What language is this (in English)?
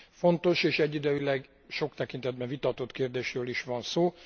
Hungarian